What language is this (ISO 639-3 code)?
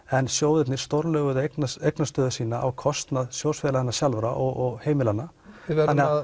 isl